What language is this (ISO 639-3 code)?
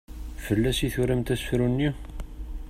kab